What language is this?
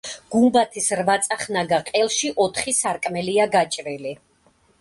Georgian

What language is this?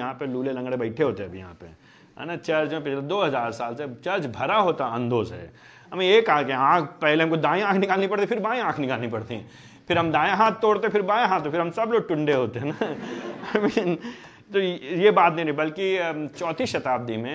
Hindi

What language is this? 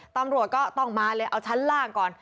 Thai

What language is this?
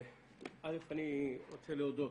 Hebrew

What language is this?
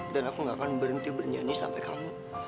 Indonesian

